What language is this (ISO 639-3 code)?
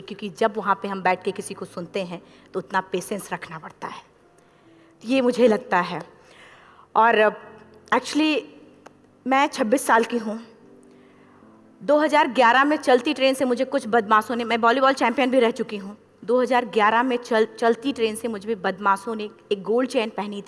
ind